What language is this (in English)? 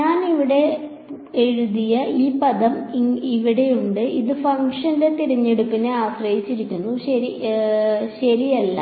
Malayalam